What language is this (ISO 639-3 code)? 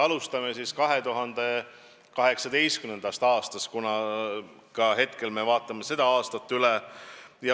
est